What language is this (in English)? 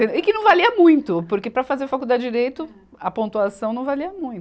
Portuguese